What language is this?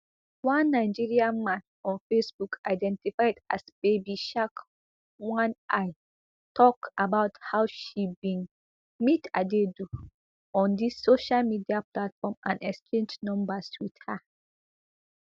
Nigerian Pidgin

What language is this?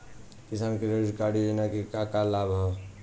Bhojpuri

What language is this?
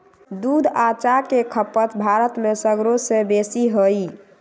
Magahi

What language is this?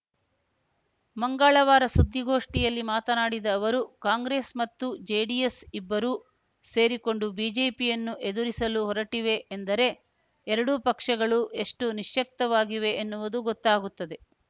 Kannada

